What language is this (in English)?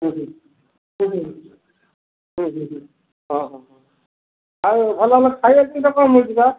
Odia